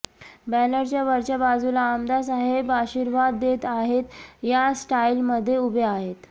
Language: Marathi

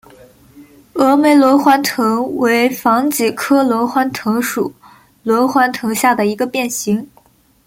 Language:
Chinese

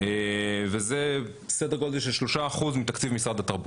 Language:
Hebrew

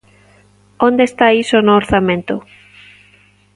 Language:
Galician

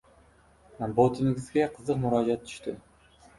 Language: Uzbek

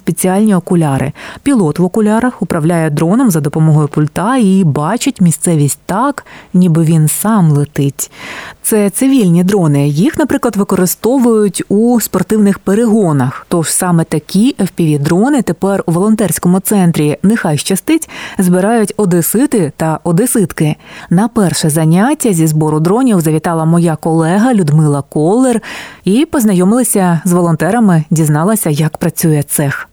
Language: Ukrainian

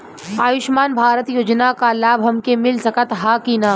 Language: Bhojpuri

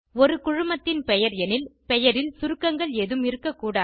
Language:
Tamil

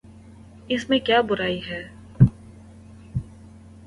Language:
Urdu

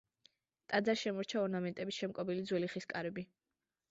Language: Georgian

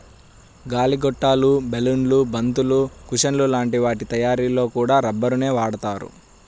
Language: Telugu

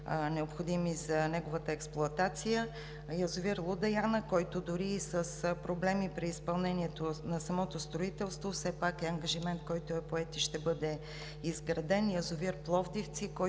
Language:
Bulgarian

